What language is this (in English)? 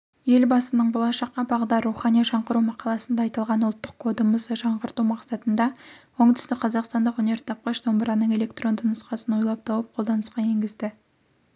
Kazakh